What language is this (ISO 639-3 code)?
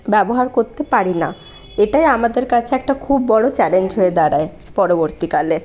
ben